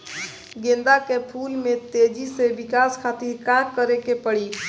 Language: Bhojpuri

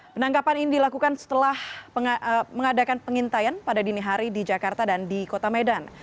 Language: Indonesian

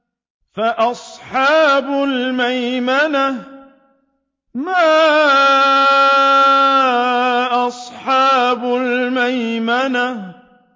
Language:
Arabic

